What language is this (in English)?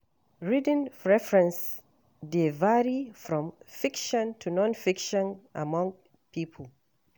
Nigerian Pidgin